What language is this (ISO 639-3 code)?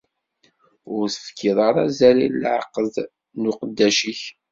kab